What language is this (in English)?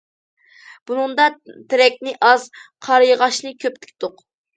Uyghur